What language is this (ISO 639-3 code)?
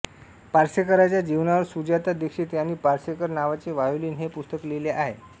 mar